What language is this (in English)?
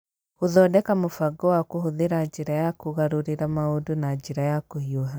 Kikuyu